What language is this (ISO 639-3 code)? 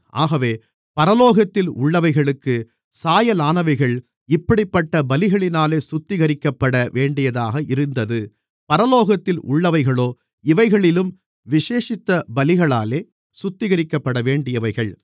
tam